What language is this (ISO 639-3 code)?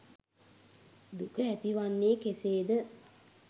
sin